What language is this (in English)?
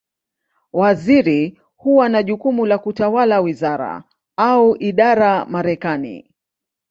Swahili